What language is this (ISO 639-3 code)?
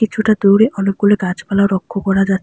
ben